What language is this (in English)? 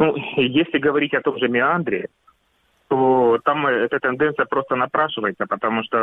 Russian